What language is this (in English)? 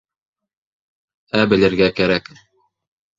Bashkir